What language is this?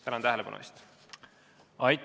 Estonian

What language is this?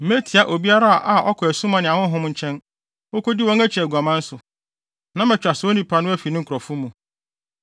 Akan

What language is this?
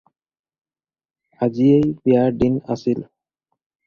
Assamese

